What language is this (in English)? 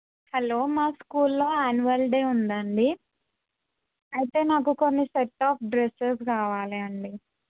Telugu